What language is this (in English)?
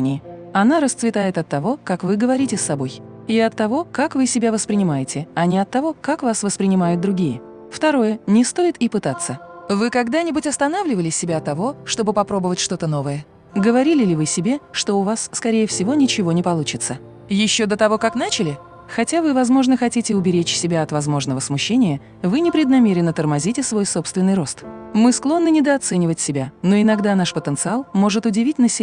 Russian